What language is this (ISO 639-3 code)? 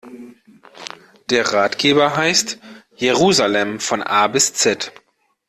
deu